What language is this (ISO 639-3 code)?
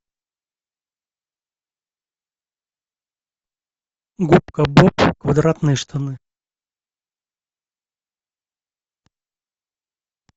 rus